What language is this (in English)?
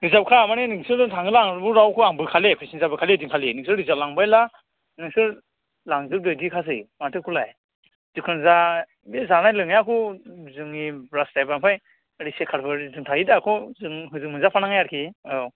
Bodo